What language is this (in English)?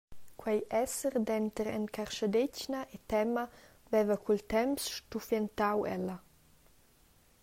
Romansh